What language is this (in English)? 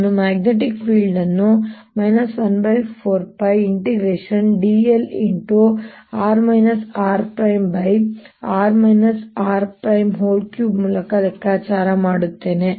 Kannada